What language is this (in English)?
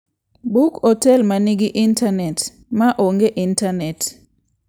Luo (Kenya and Tanzania)